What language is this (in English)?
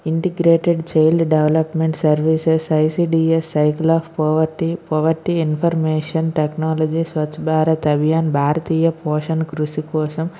Telugu